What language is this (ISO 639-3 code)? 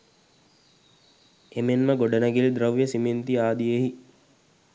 sin